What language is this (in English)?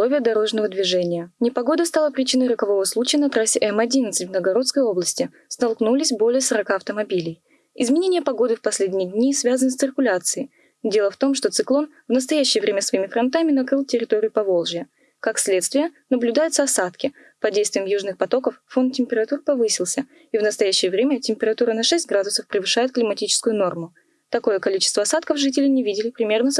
Russian